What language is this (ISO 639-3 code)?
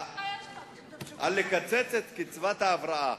heb